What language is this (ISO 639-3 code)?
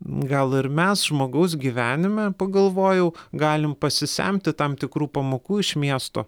lit